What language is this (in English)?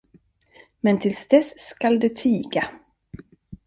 Swedish